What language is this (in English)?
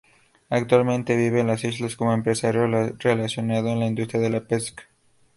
Spanish